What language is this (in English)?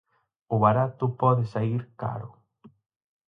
Galician